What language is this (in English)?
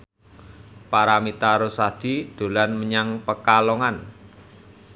Javanese